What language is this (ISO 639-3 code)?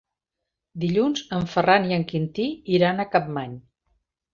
cat